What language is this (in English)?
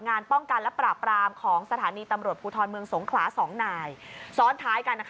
Thai